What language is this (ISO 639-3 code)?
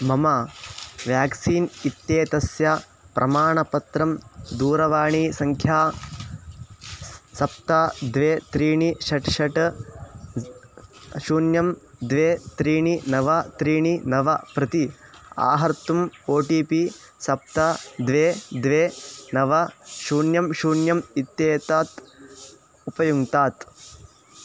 san